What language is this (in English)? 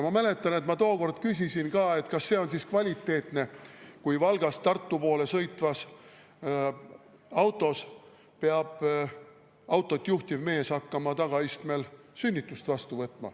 Estonian